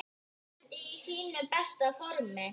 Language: Icelandic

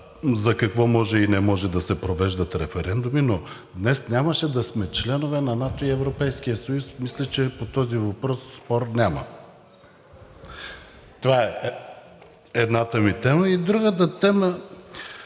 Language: Bulgarian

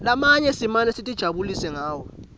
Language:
Swati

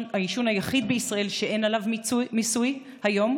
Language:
Hebrew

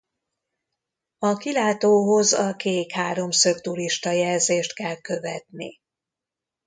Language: Hungarian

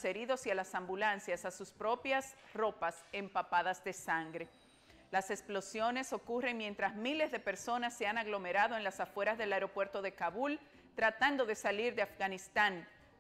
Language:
Spanish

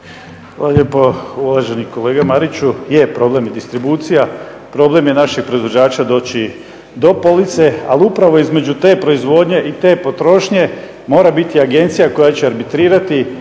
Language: Croatian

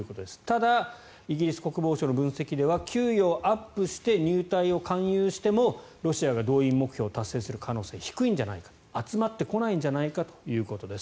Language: Japanese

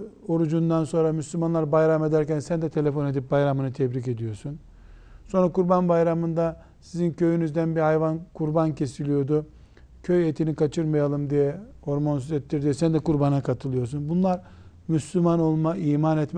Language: Turkish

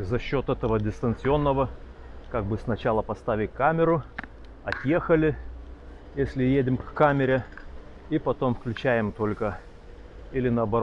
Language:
Russian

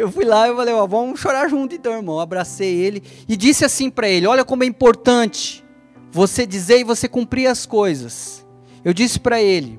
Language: Portuguese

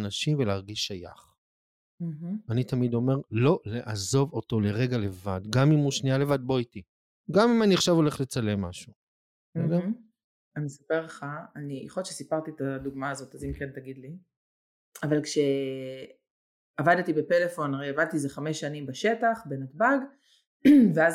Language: Hebrew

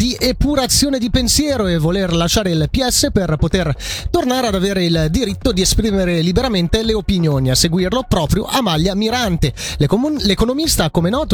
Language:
Italian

